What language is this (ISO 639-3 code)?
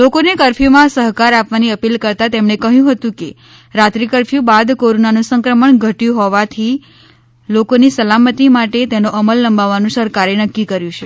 guj